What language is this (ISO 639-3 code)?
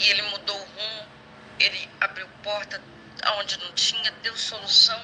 por